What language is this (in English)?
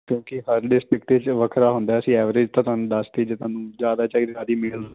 Punjabi